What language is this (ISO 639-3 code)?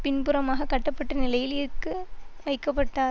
tam